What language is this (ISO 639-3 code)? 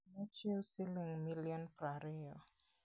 luo